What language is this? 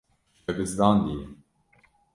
Kurdish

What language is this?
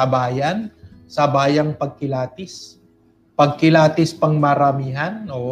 Filipino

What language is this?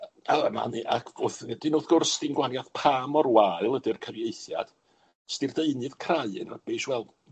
Welsh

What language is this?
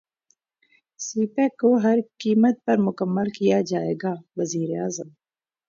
Urdu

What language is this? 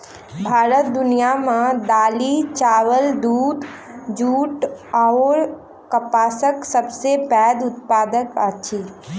Maithili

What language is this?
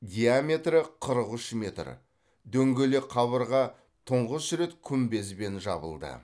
Kazakh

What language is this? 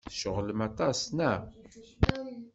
Kabyle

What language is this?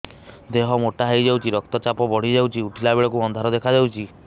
Odia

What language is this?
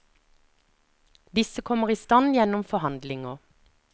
Norwegian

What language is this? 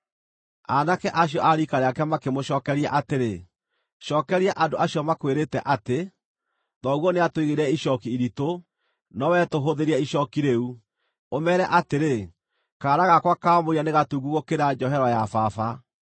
Kikuyu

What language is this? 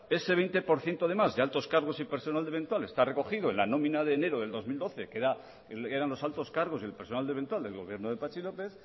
Spanish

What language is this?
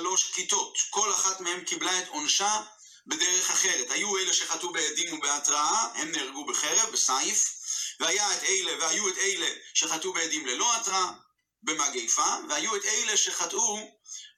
Hebrew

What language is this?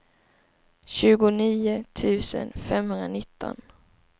Swedish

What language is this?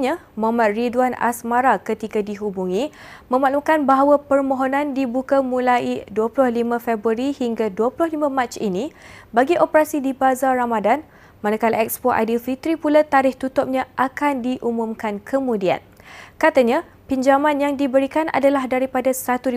Malay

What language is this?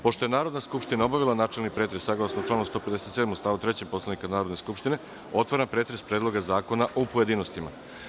Serbian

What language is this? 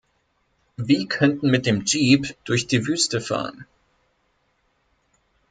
German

